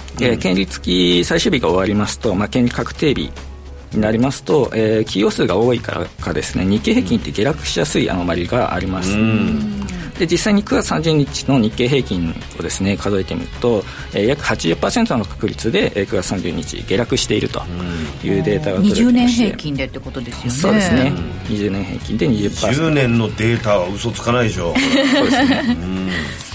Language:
Japanese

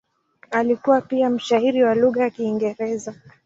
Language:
Swahili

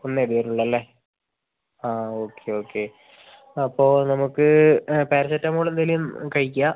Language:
Malayalam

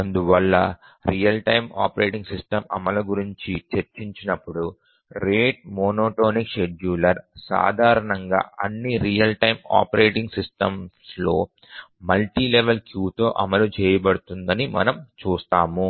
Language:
Telugu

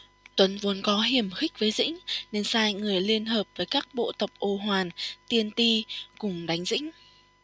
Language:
Vietnamese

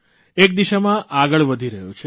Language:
Gujarati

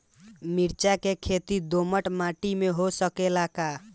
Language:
Bhojpuri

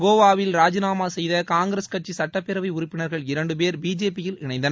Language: Tamil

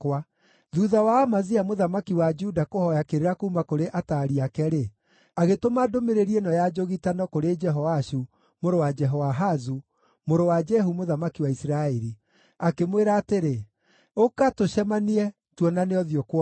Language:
Kikuyu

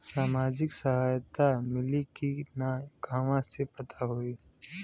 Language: Bhojpuri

